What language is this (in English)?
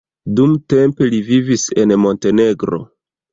Esperanto